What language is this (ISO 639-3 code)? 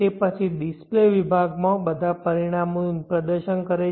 guj